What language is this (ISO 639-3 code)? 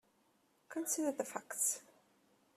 eng